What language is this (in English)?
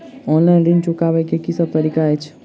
Maithili